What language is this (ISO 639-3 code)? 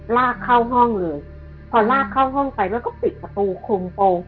tha